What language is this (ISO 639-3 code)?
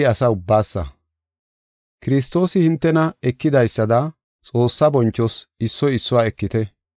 gof